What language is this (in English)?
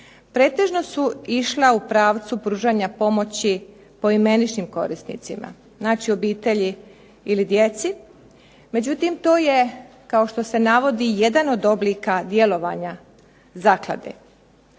Croatian